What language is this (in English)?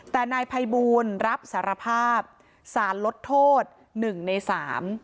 Thai